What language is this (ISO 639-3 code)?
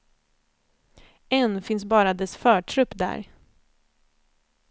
swe